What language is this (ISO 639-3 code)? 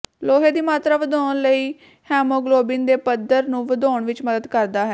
pan